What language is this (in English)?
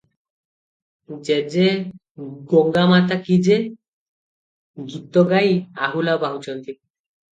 Odia